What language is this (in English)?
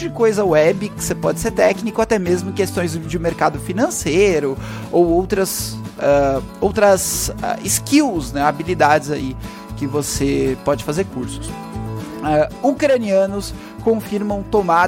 Portuguese